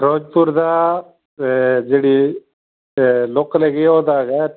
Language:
Punjabi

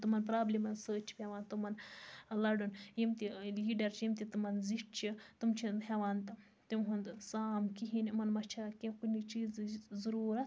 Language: Kashmiri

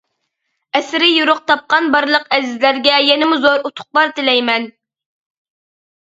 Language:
Uyghur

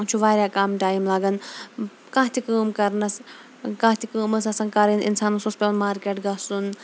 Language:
Kashmiri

